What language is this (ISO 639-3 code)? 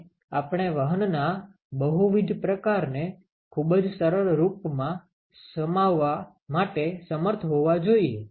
guj